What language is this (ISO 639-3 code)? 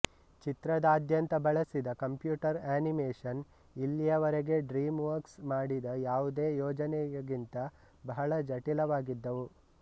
kan